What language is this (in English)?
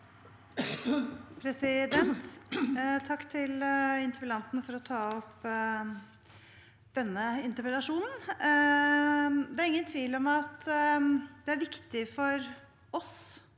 Norwegian